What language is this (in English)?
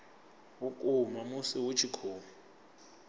Venda